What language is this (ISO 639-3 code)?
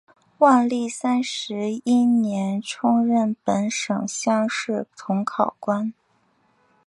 zho